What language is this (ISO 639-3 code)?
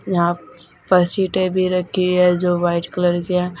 hin